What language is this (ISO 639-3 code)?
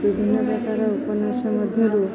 ori